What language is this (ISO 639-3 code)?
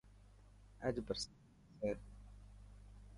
mki